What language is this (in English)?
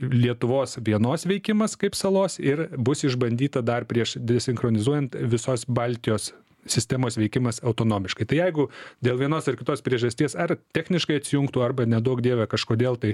Lithuanian